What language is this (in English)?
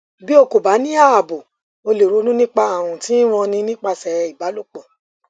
Yoruba